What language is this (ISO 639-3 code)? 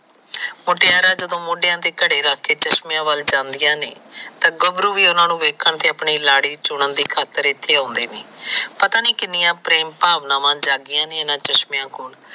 pan